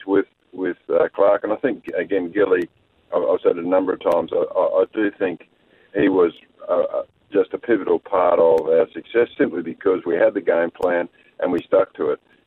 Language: English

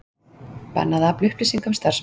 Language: Icelandic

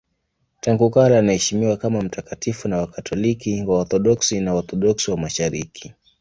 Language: Swahili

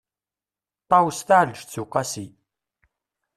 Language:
Kabyle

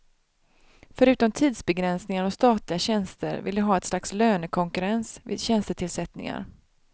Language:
Swedish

